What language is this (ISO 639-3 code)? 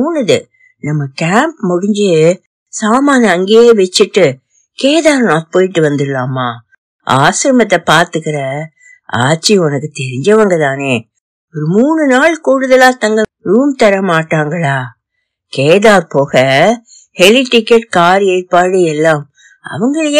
tam